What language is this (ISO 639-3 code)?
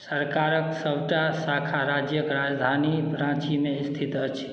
mai